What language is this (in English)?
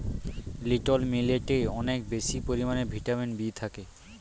Bangla